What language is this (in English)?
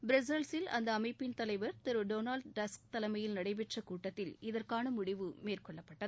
Tamil